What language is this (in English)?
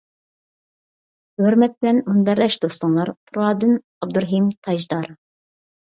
Uyghur